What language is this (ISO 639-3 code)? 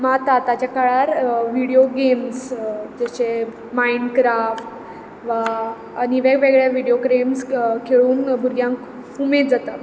kok